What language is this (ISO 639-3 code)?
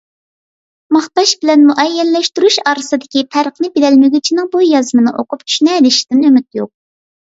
uig